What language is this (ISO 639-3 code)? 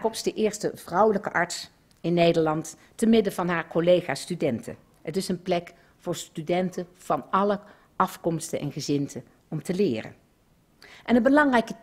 nld